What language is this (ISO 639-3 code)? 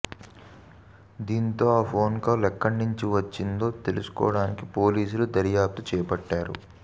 tel